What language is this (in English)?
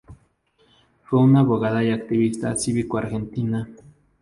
Spanish